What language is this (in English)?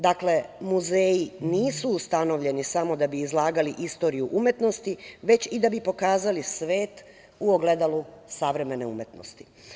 Serbian